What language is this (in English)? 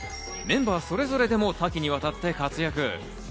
Japanese